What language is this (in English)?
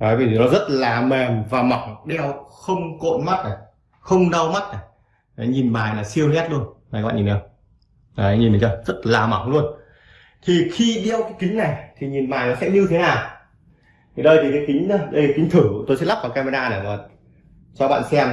Vietnamese